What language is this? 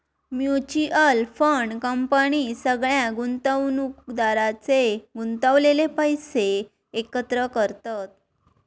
Marathi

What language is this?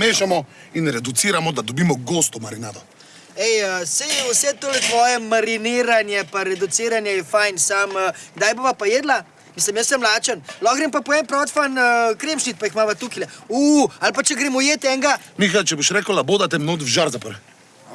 Slovenian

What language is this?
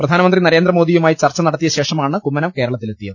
Malayalam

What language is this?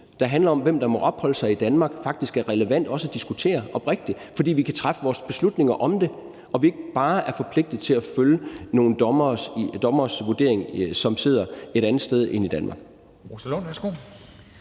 Danish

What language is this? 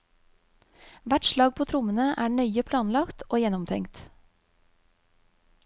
Norwegian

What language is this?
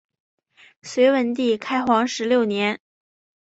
Chinese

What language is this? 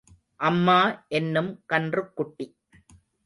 Tamil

